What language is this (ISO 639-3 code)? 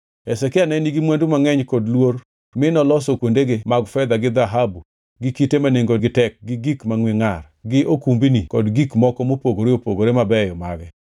luo